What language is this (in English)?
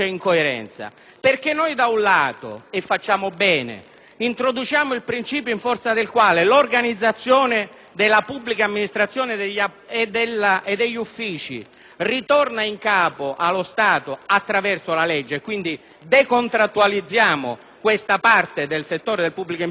Italian